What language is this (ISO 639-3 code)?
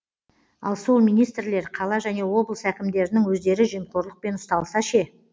kaz